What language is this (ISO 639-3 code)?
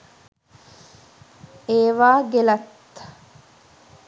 sin